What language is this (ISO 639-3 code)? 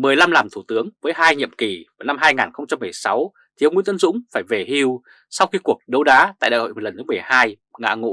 vie